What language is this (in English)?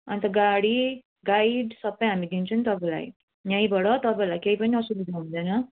Nepali